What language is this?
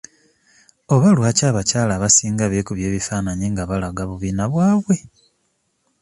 Ganda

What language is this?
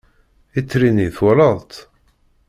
Kabyle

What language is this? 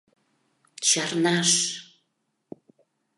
Mari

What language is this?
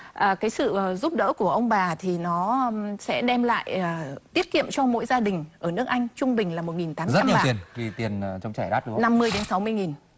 Vietnamese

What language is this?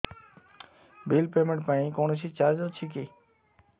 Odia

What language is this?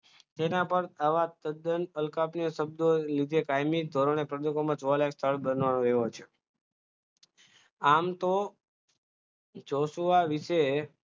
Gujarati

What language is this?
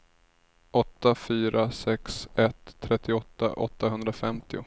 Swedish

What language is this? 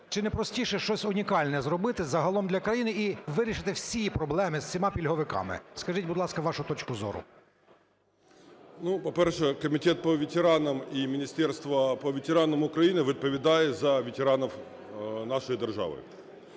Ukrainian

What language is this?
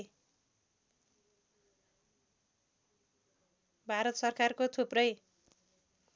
Nepali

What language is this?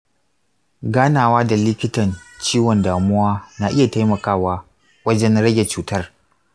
Hausa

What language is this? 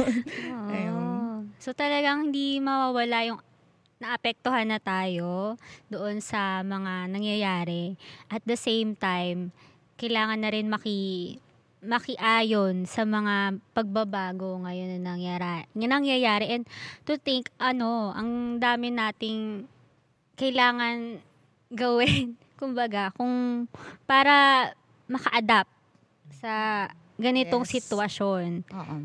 Filipino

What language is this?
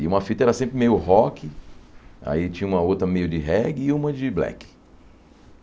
Portuguese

